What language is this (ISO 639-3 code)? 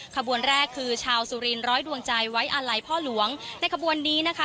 tha